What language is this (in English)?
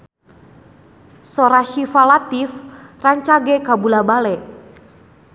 Sundanese